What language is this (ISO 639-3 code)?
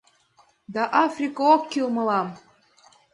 chm